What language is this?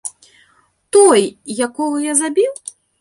Belarusian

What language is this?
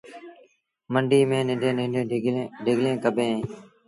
Sindhi Bhil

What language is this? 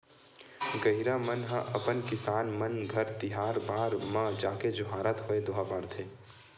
Chhattisgarhi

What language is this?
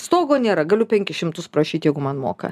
Lithuanian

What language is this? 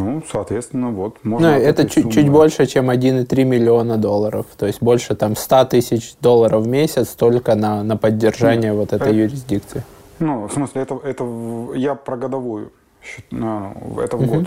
Russian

